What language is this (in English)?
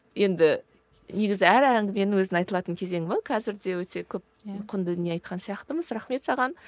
Kazakh